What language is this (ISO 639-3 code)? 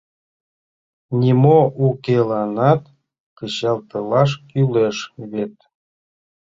chm